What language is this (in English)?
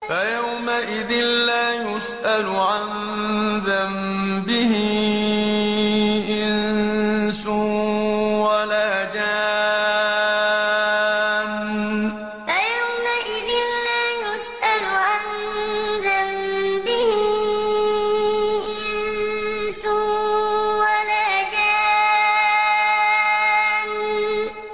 Arabic